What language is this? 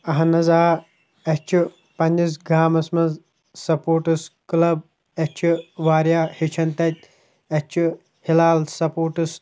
Kashmiri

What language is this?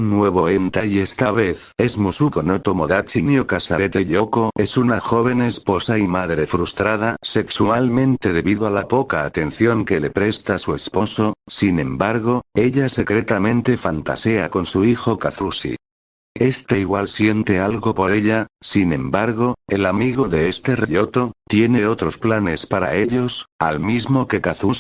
Spanish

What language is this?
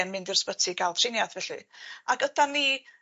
Welsh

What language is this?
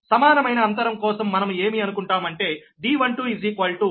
Telugu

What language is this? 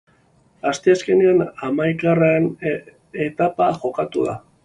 Basque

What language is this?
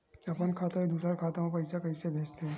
Chhattisgarhi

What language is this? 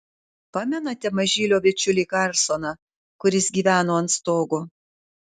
Lithuanian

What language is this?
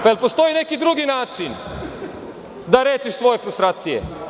Serbian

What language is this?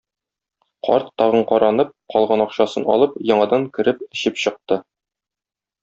Tatar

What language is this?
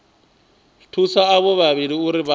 Venda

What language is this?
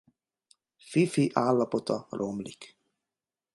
Hungarian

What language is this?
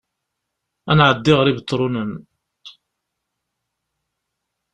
Kabyle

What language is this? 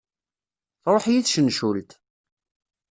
Kabyle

